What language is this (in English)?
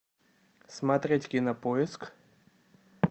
Russian